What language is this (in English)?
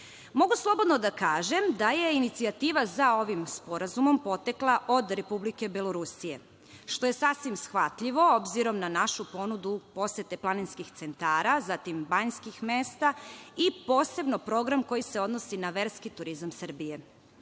Serbian